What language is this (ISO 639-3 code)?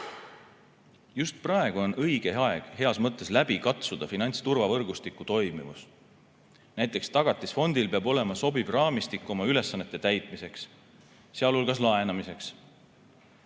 est